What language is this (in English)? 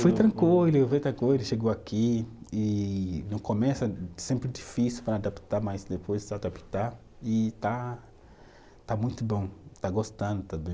Portuguese